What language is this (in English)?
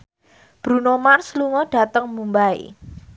Javanese